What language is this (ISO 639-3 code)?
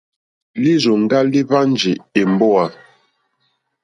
bri